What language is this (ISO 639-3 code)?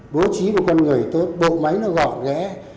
vie